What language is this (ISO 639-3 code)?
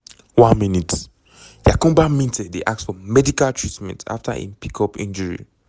pcm